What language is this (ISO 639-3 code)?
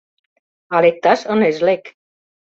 chm